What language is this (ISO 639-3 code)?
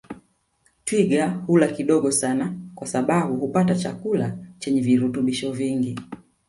swa